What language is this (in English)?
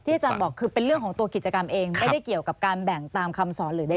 Thai